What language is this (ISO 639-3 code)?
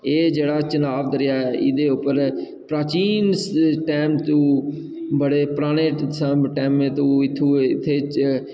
doi